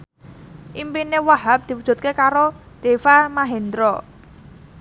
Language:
Javanese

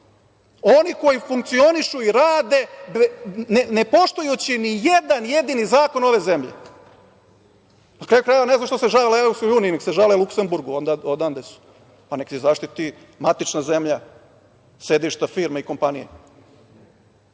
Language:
Serbian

